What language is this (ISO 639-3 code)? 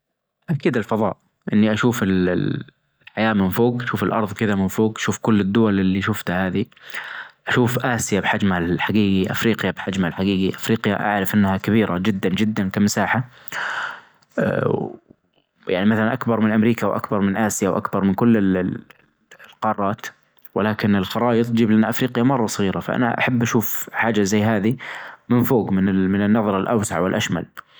ars